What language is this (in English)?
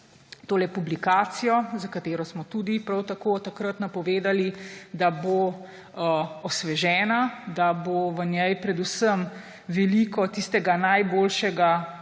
Slovenian